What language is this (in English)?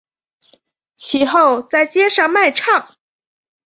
Chinese